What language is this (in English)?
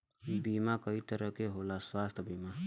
Bhojpuri